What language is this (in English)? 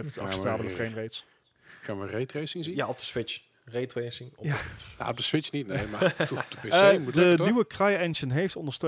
Dutch